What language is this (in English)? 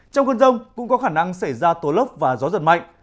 Vietnamese